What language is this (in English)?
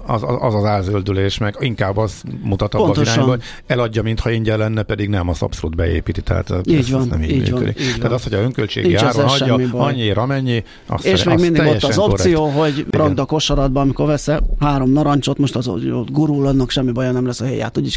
Hungarian